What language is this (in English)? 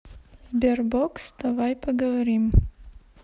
Russian